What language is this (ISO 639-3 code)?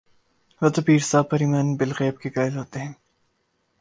urd